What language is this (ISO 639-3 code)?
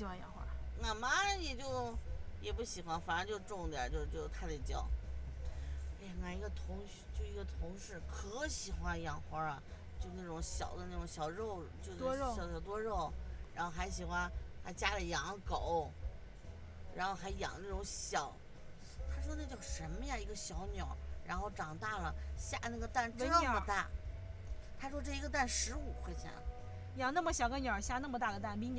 zho